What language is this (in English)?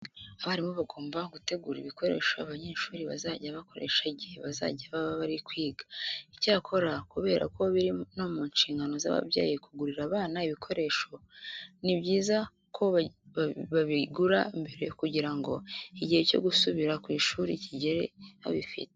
Kinyarwanda